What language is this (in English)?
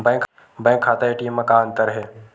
Chhattisgarhi